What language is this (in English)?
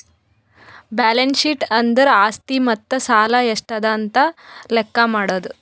Kannada